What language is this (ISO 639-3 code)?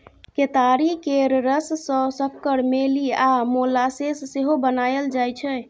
mai